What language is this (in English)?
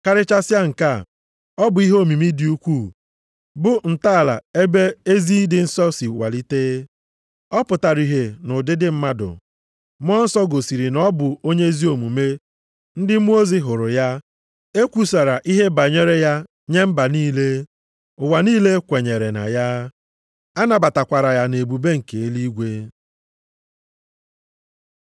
Igbo